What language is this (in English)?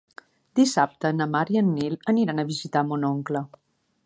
Catalan